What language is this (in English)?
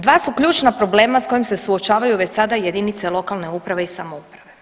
Croatian